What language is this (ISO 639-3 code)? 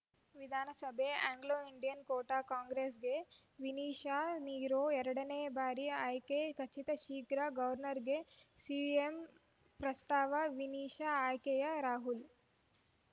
kan